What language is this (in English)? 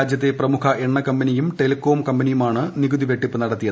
Malayalam